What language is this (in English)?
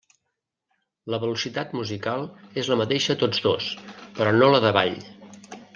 Catalan